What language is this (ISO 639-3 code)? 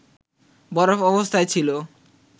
ben